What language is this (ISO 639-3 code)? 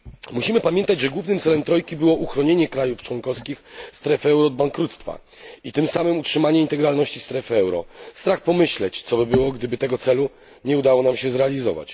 pol